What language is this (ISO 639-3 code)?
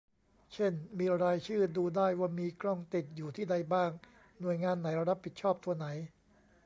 tha